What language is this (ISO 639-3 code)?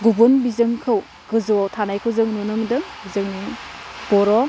brx